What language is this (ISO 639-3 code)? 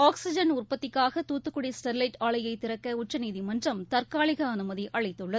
tam